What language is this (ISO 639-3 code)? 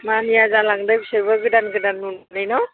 brx